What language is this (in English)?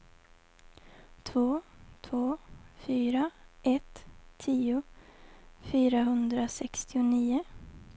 Swedish